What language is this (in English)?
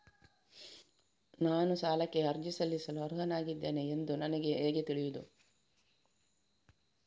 Kannada